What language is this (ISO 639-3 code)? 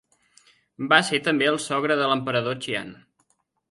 cat